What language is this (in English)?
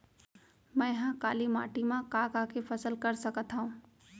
Chhattisgarhi